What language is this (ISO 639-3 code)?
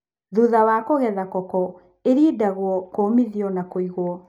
kik